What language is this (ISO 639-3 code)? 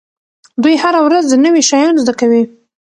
pus